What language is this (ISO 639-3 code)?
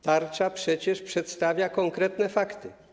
pol